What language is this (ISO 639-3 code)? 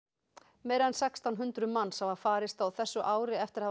isl